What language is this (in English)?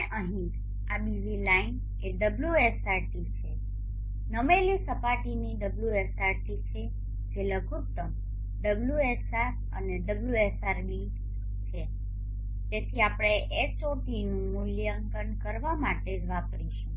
Gujarati